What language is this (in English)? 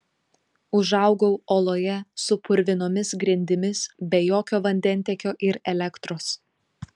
Lithuanian